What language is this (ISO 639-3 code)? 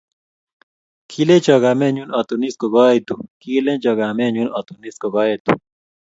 kln